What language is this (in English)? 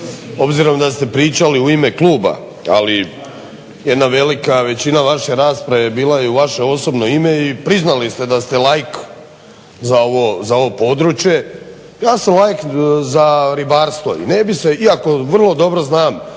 Croatian